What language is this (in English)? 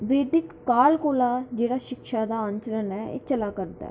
Dogri